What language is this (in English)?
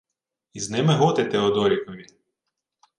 Ukrainian